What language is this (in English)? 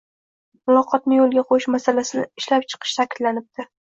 Uzbek